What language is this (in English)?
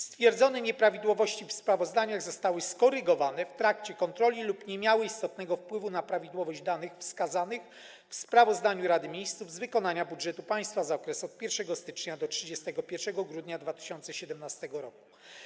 Polish